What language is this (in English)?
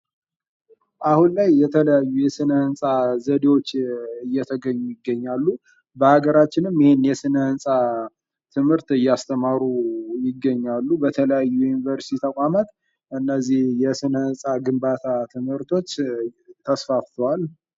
Amharic